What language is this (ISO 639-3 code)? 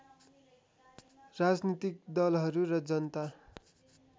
nep